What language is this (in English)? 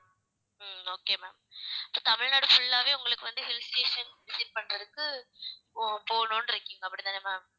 Tamil